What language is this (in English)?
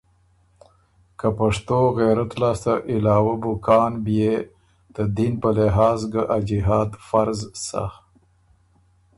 Ormuri